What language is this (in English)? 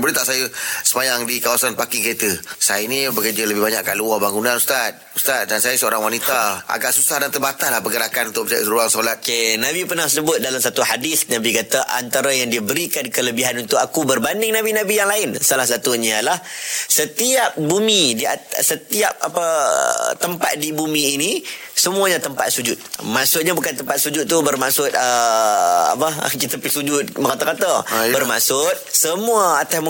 Malay